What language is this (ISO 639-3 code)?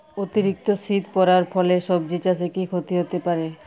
ben